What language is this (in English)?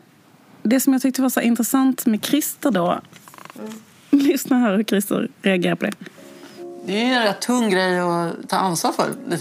Swedish